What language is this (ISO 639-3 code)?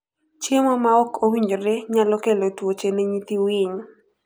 luo